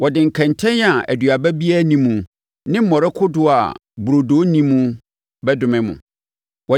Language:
Akan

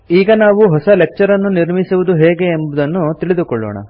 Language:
Kannada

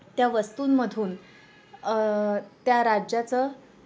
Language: Marathi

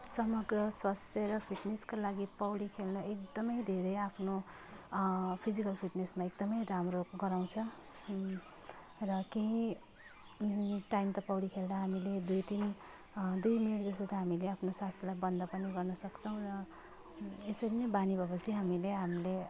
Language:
Nepali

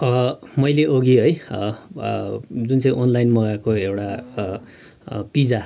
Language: Nepali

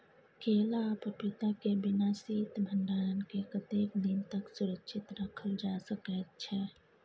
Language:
Maithili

